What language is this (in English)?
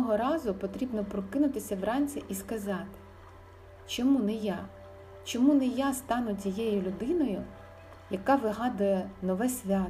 Ukrainian